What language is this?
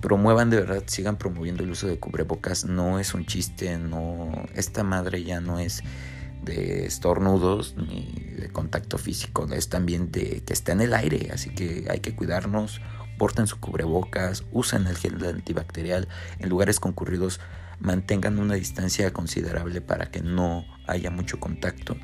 Spanish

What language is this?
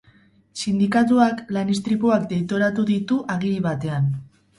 Basque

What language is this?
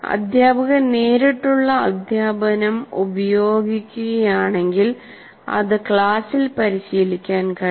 Malayalam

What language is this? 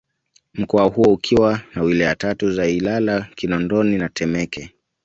Swahili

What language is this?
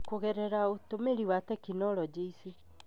Kikuyu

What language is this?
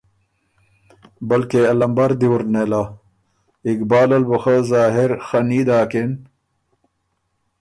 Ormuri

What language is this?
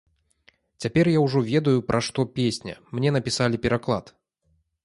Belarusian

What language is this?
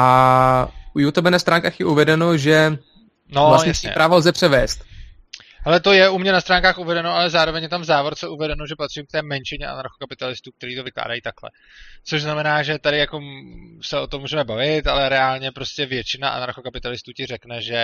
Czech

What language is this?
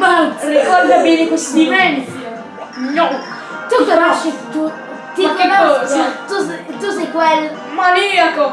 Italian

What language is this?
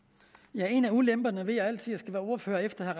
Danish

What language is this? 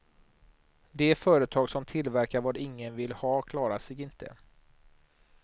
Swedish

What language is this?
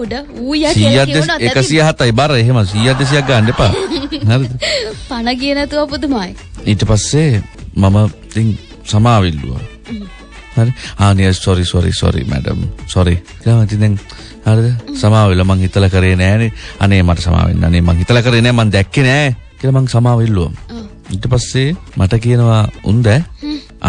Indonesian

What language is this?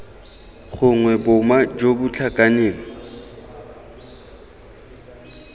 Tswana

